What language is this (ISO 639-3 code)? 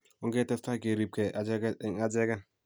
kln